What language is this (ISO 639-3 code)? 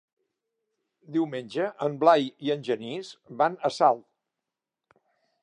cat